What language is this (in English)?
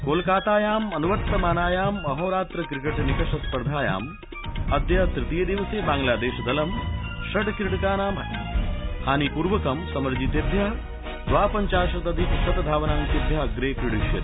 Sanskrit